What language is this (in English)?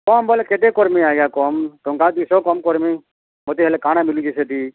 Odia